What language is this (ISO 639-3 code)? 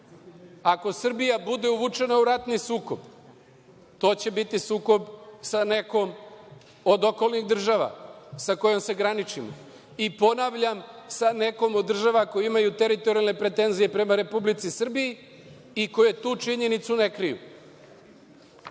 srp